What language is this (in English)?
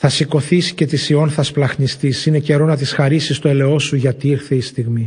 Greek